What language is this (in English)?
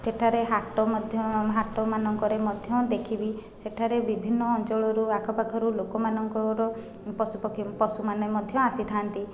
Odia